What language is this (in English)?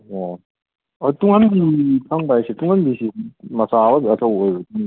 Manipuri